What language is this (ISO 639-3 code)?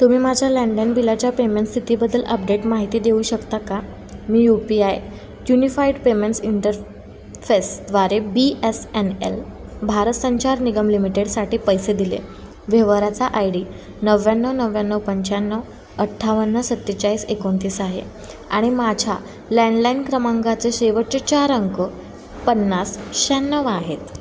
mar